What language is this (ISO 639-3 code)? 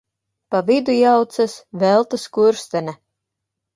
lav